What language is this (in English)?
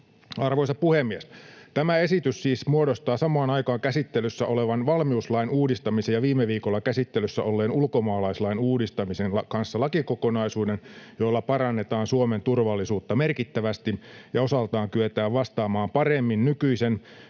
Finnish